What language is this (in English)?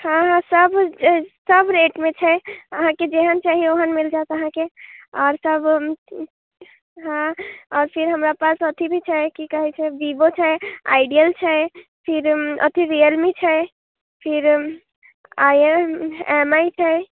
Maithili